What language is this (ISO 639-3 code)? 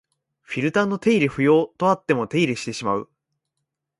jpn